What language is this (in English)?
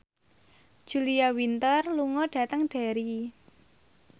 Javanese